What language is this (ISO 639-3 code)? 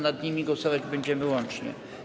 pol